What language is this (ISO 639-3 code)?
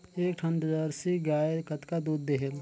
hne